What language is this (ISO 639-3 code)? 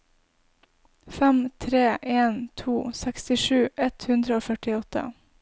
nor